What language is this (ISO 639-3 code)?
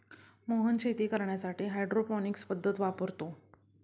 mar